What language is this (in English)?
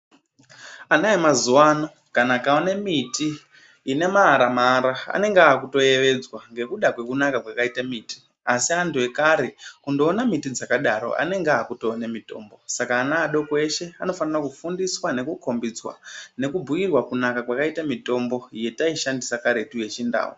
Ndau